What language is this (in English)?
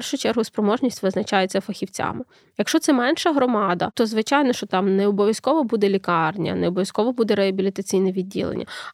Ukrainian